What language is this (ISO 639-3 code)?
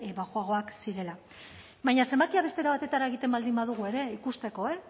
eus